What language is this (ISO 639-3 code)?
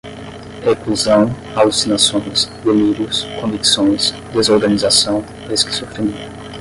por